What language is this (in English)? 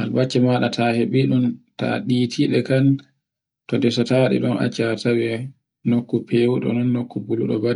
Borgu Fulfulde